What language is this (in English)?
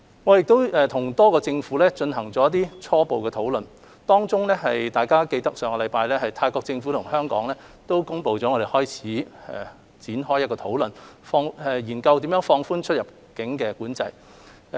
Cantonese